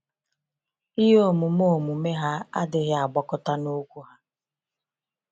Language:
Igbo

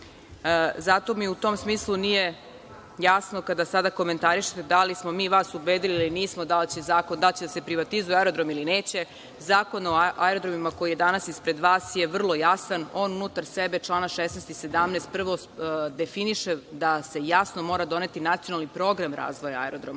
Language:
Serbian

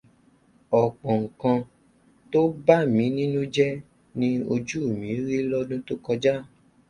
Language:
Yoruba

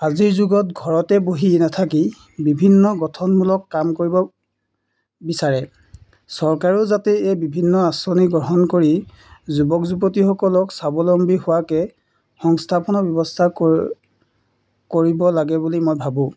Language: Assamese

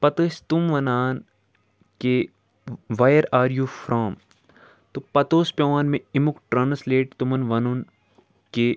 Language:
Kashmiri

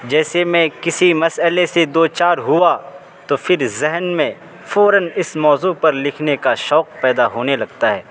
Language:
Urdu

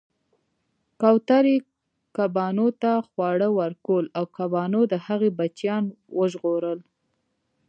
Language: Pashto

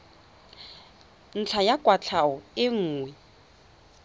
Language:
Tswana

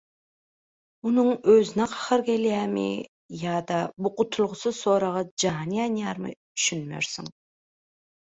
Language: Turkmen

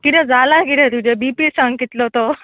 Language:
Konkani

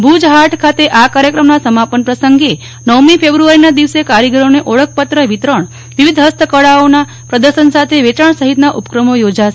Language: Gujarati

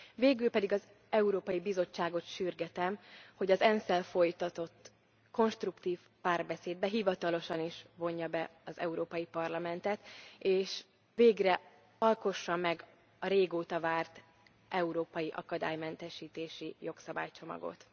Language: Hungarian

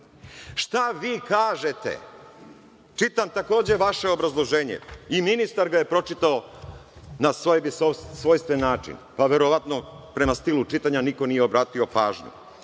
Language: Serbian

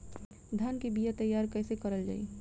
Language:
Bhojpuri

